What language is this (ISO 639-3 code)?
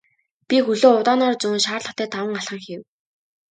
mon